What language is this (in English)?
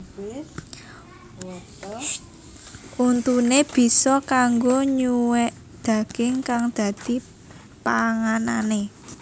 Javanese